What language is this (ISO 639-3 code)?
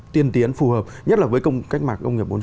vie